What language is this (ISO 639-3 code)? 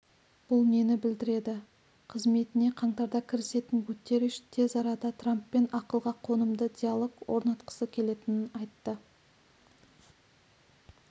kaz